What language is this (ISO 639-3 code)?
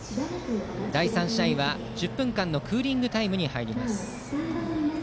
jpn